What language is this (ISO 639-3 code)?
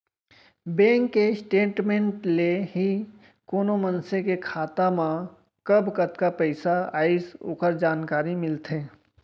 hne